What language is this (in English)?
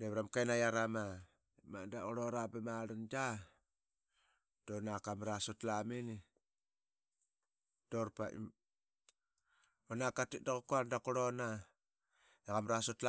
Qaqet